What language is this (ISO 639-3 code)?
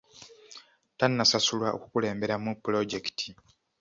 lug